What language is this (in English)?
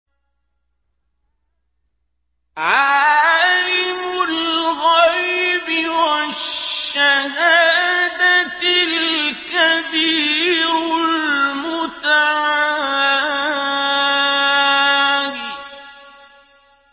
Arabic